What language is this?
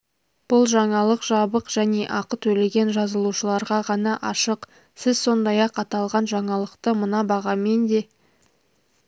Kazakh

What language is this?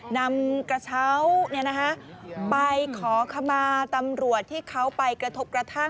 Thai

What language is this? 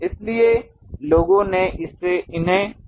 Hindi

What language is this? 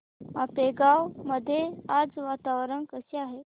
Marathi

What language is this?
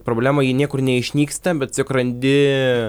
Lithuanian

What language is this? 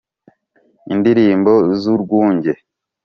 Kinyarwanda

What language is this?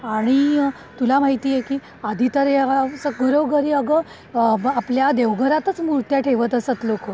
Marathi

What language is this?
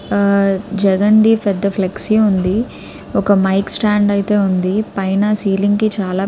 Telugu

